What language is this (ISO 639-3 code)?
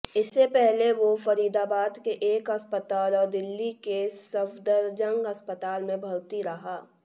hin